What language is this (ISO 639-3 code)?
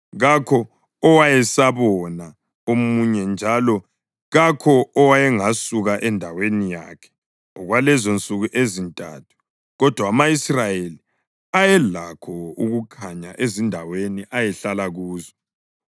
nde